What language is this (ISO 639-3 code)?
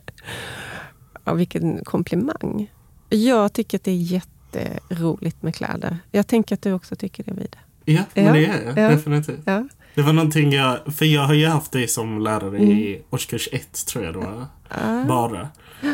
swe